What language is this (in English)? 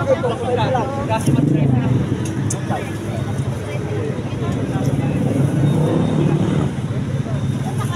Filipino